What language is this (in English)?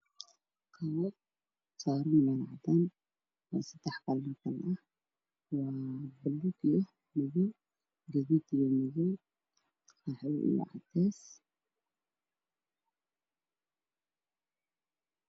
Somali